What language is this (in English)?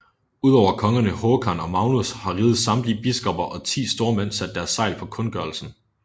Danish